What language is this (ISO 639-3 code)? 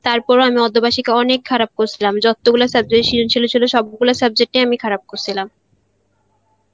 ben